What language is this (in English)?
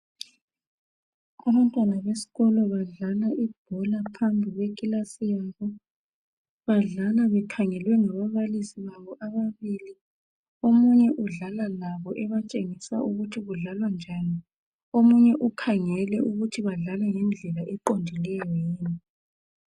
North Ndebele